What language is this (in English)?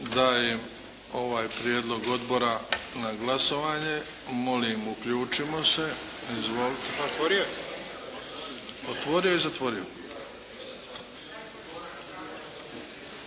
Croatian